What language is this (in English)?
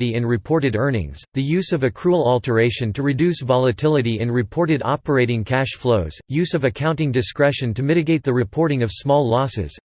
English